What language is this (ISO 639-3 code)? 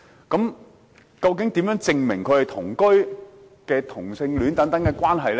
yue